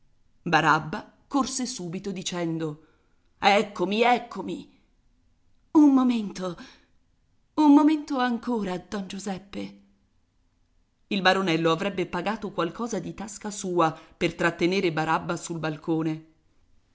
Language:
Italian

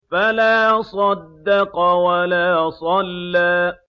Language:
Arabic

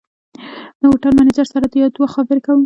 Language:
Pashto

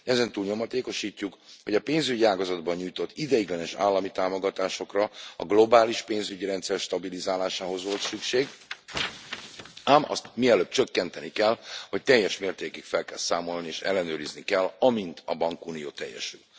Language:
Hungarian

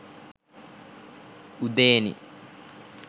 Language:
Sinhala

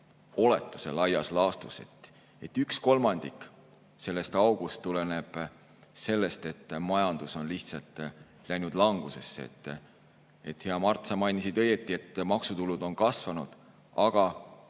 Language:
Estonian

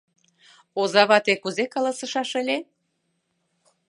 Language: Mari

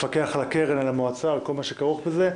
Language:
Hebrew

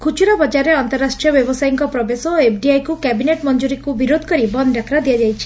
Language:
Odia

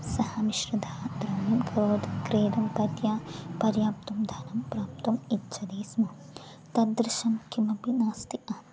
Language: Sanskrit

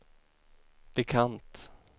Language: Swedish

